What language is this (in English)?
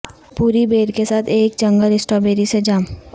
Urdu